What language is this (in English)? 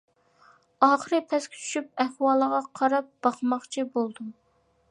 Uyghur